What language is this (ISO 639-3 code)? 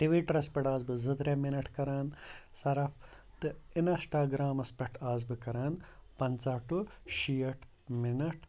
kas